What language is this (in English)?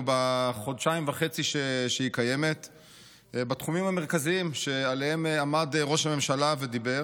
Hebrew